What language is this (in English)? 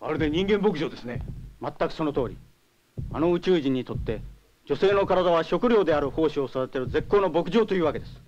Japanese